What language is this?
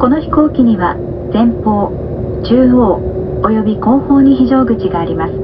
Japanese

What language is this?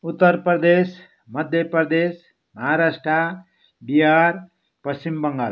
Nepali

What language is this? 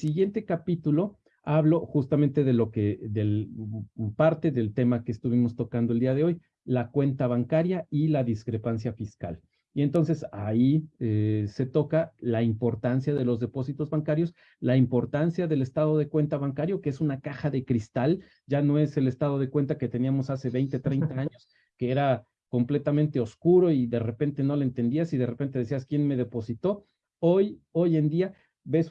Spanish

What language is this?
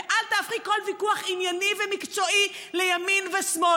Hebrew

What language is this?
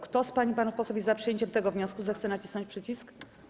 Polish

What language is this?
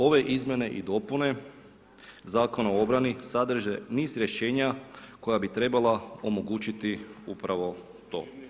Croatian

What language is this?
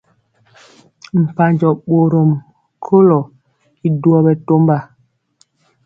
Mpiemo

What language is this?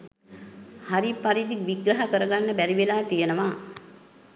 Sinhala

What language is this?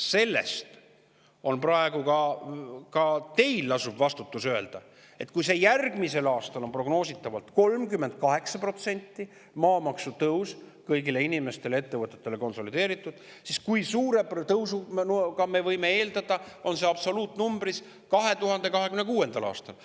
Estonian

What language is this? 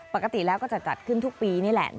Thai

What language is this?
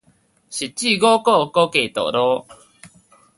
Min Nan Chinese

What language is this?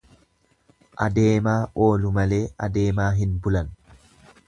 Oromo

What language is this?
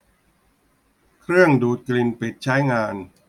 Thai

